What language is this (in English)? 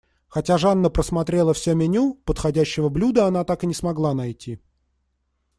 Russian